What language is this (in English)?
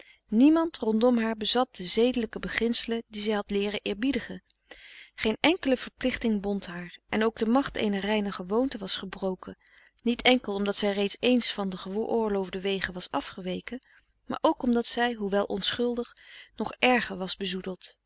Dutch